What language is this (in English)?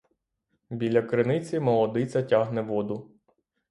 Ukrainian